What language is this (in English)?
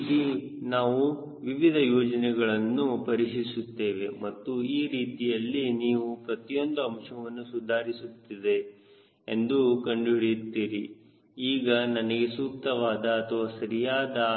Kannada